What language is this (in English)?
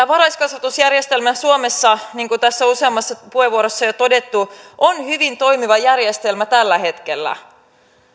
Finnish